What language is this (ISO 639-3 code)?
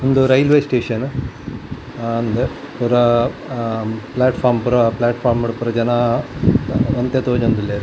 tcy